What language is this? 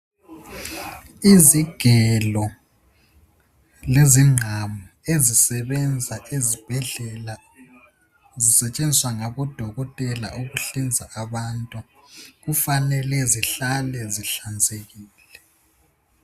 North Ndebele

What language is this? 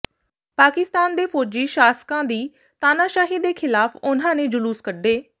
Punjabi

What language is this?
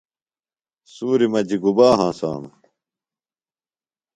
Phalura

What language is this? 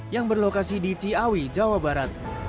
Indonesian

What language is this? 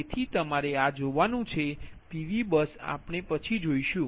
Gujarati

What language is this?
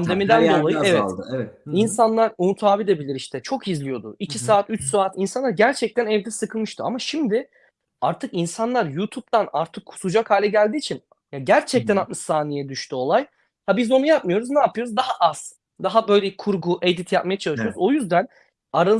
Turkish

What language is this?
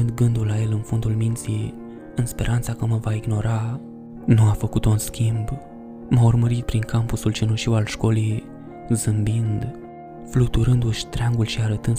Romanian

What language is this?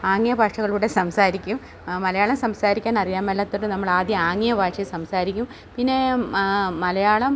Malayalam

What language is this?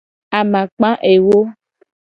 Gen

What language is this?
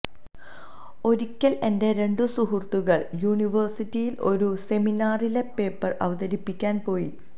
Malayalam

